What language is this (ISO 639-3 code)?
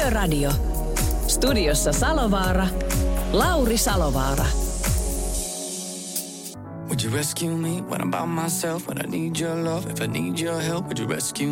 fin